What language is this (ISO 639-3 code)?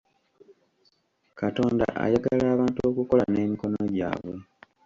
lug